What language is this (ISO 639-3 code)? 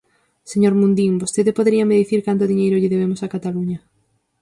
glg